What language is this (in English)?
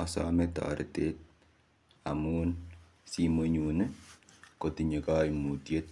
Kalenjin